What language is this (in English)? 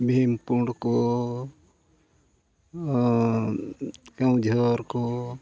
Santali